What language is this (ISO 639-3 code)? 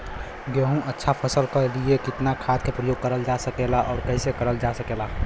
bho